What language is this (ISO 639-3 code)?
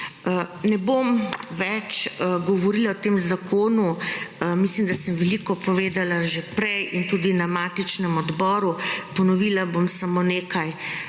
slv